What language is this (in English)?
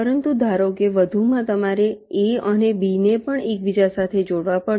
Gujarati